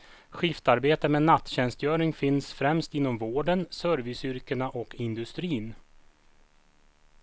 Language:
Swedish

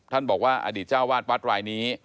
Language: Thai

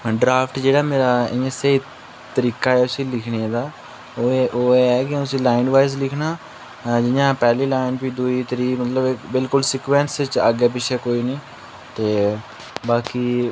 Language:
Dogri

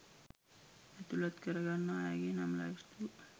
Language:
Sinhala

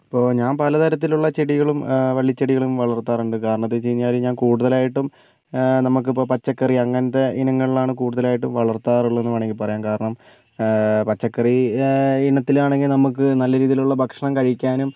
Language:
Malayalam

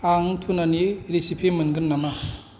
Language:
Bodo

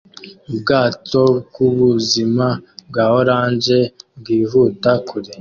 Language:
Kinyarwanda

